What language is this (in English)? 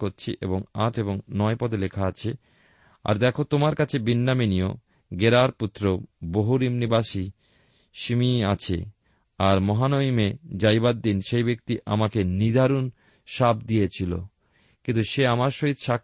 Bangla